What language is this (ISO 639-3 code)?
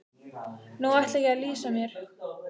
isl